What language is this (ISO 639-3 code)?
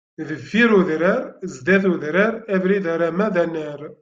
kab